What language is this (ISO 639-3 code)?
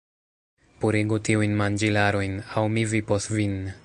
epo